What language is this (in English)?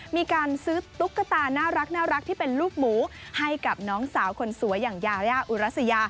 Thai